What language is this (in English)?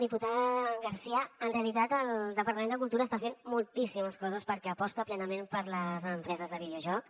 Catalan